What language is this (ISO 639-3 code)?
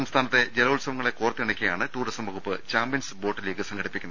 mal